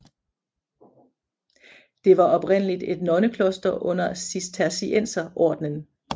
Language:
Danish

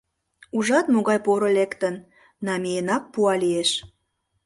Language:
Mari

